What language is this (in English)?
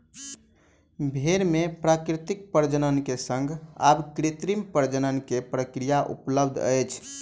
Maithili